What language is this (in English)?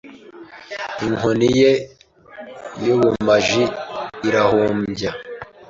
Kinyarwanda